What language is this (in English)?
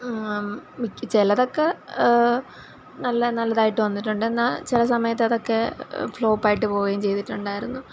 Malayalam